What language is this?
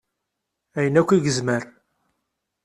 Kabyle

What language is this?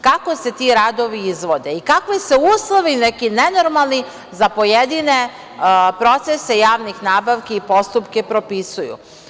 Serbian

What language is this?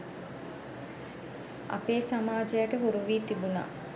Sinhala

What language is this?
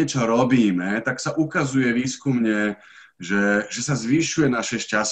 Slovak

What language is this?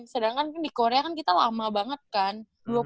Indonesian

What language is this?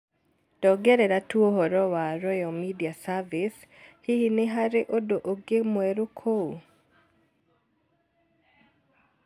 Kikuyu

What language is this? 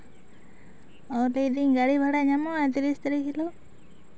Santali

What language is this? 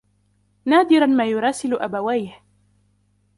Arabic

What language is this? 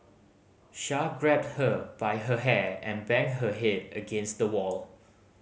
English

